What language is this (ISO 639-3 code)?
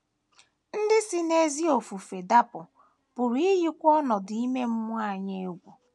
ibo